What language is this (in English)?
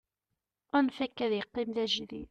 Kabyle